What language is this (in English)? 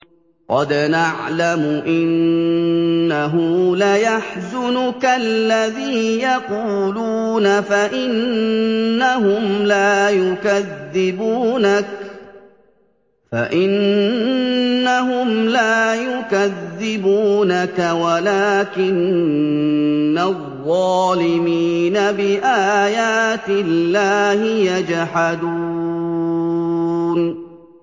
Arabic